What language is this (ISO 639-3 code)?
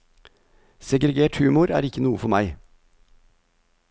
nor